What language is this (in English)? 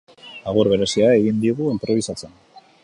Basque